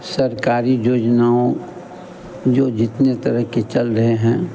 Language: Hindi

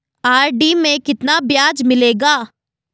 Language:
Hindi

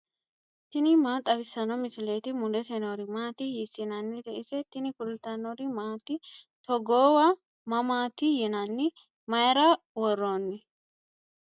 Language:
Sidamo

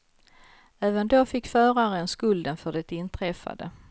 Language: Swedish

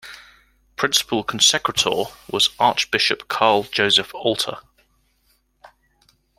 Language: English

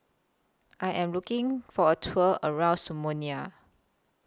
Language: English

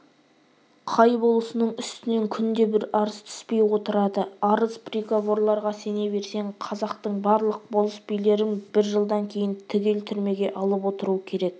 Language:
Kazakh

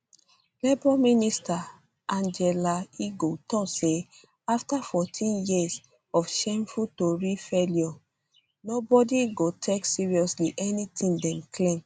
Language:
Nigerian Pidgin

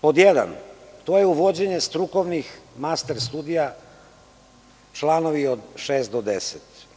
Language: Serbian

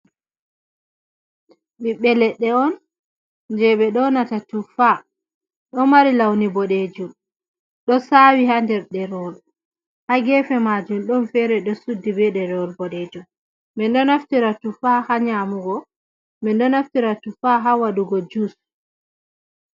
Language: Fula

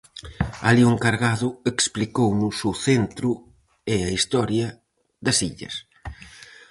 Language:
Galician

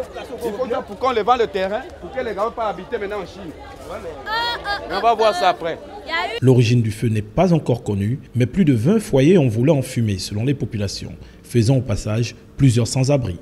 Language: French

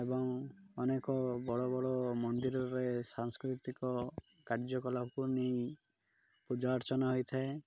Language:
Odia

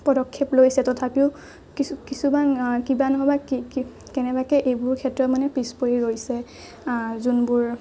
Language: Assamese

